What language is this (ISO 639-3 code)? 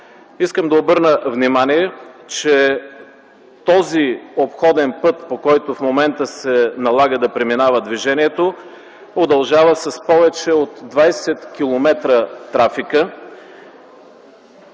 bul